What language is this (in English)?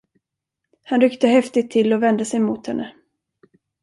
Swedish